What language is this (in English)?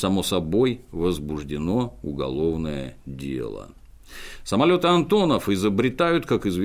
Russian